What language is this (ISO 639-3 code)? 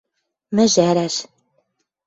mrj